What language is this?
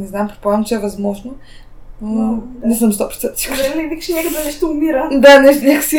Bulgarian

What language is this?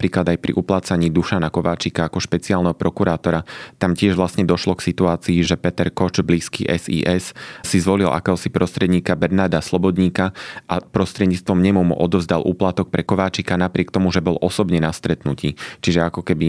Slovak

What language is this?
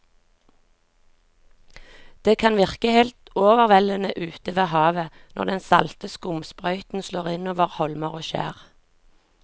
Norwegian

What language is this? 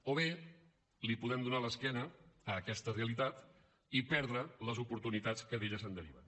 Catalan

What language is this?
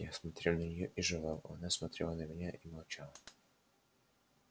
Russian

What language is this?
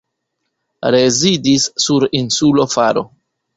Esperanto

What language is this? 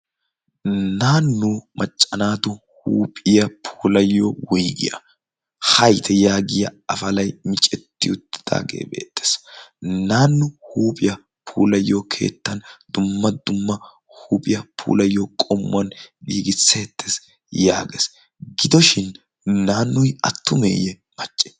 Wolaytta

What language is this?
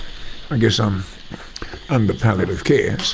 English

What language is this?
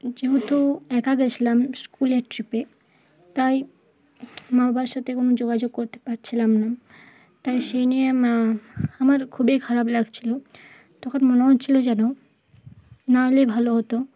Bangla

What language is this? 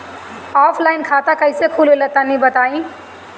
Bhojpuri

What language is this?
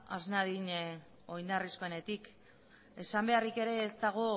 Basque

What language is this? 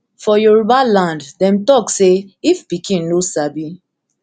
Nigerian Pidgin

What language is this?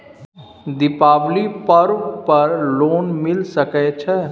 Maithili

